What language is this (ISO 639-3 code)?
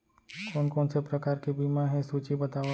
hne